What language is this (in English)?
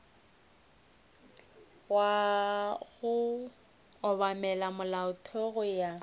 Northern Sotho